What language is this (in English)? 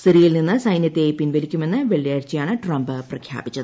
Malayalam